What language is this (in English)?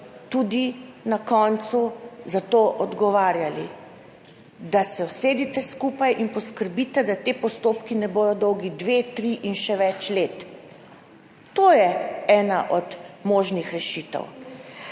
Slovenian